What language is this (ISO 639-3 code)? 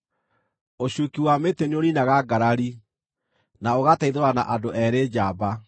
kik